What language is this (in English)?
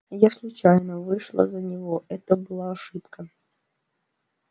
Russian